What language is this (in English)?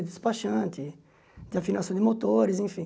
Portuguese